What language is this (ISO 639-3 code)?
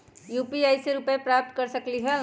mag